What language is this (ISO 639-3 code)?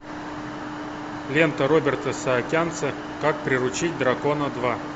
rus